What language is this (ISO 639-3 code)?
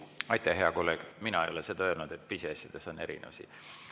est